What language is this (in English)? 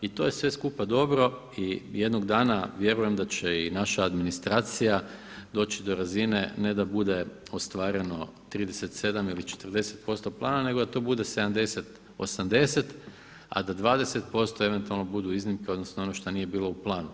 Croatian